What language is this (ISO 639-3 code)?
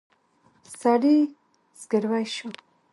pus